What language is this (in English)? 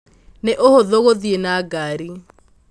Kikuyu